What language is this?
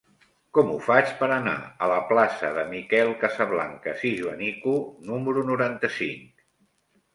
Catalan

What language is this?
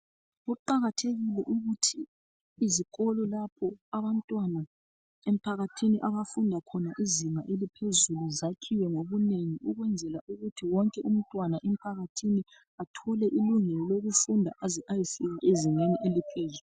North Ndebele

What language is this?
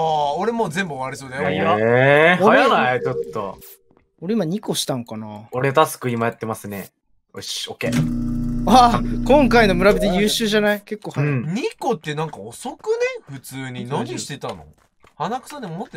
Japanese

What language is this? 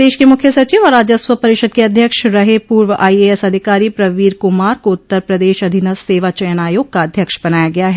Hindi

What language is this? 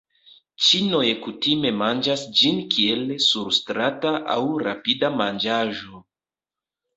Esperanto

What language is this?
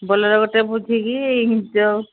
Odia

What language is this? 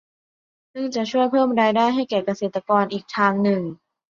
Thai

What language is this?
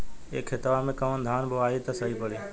Bhojpuri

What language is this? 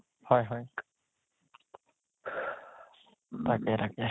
Assamese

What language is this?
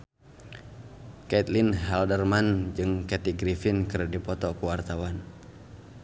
Sundanese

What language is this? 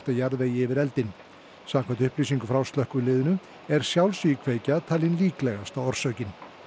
Icelandic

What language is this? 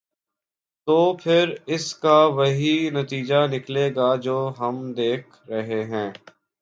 Urdu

